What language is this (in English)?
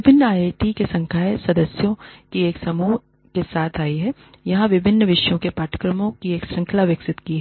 Hindi